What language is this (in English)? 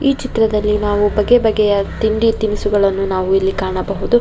Kannada